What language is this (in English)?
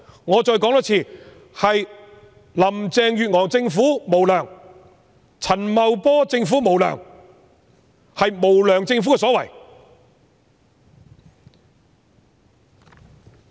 Cantonese